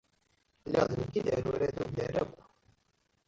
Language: Kabyle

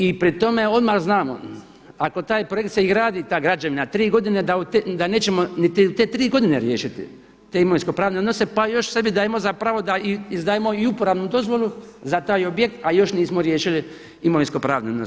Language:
Croatian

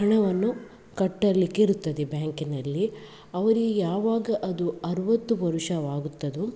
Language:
Kannada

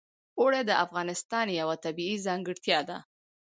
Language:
Pashto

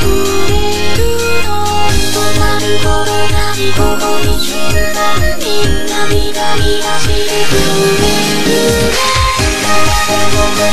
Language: Vietnamese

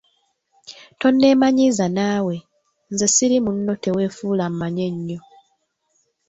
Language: Ganda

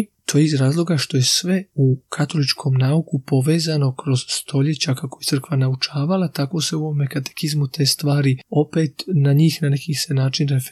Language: Croatian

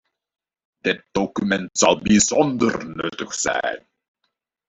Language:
Dutch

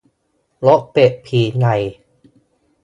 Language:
Thai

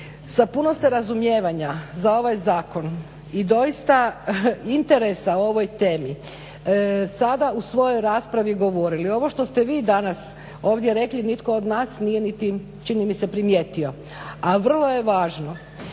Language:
Croatian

